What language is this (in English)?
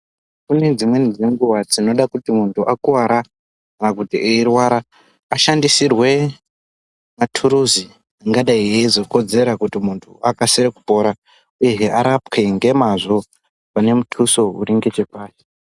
Ndau